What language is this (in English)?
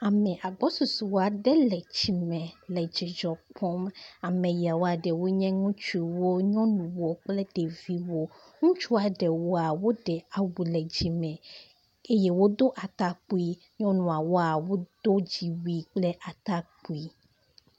Ewe